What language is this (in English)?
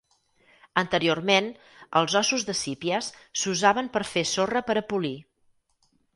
Catalan